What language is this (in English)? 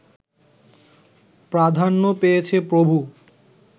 Bangla